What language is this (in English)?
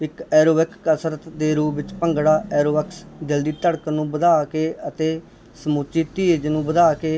Punjabi